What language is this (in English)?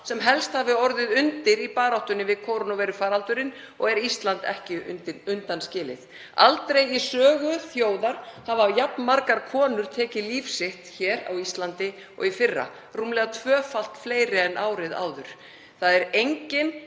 Icelandic